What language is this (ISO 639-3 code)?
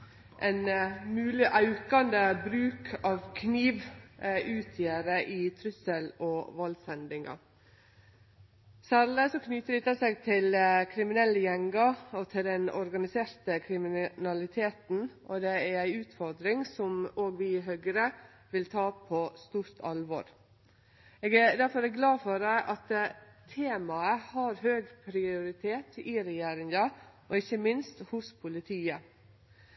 nno